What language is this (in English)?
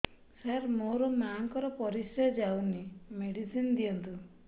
Odia